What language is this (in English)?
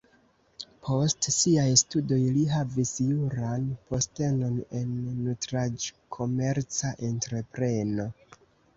Esperanto